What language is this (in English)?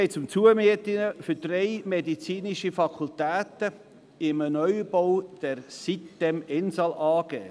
Swiss German